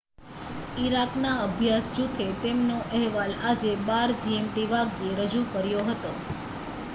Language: Gujarati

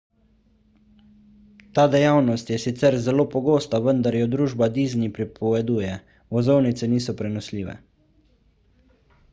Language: Slovenian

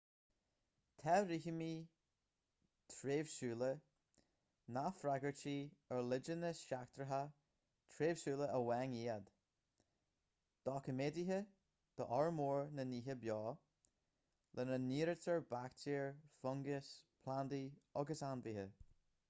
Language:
Irish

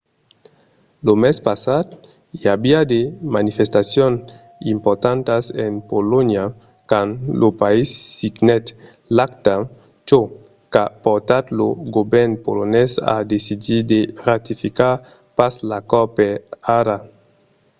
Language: Occitan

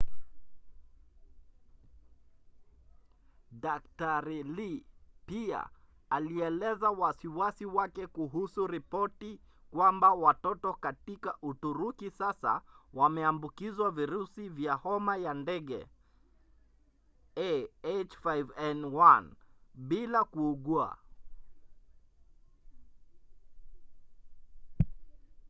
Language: Swahili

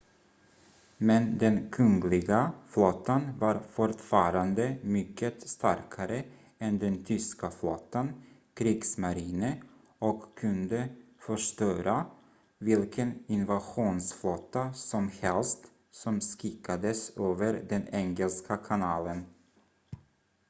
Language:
Swedish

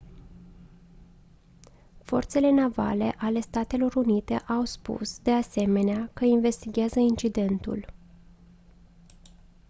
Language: Romanian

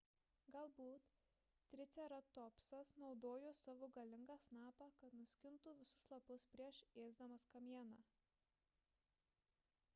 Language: Lithuanian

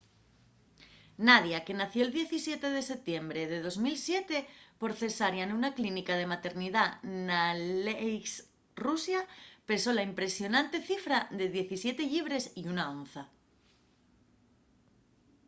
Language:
Asturian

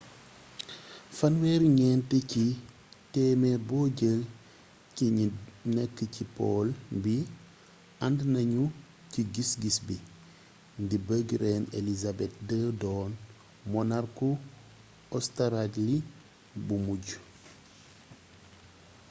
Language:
Wolof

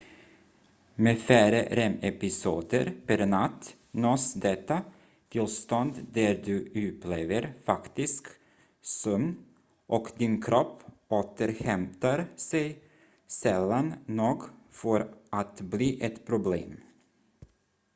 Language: Swedish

